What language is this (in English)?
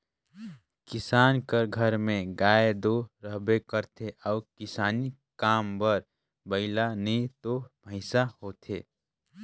Chhattisgarhi